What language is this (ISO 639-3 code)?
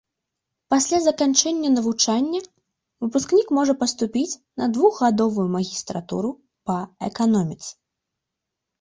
bel